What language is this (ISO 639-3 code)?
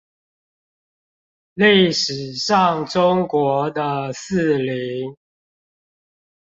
zho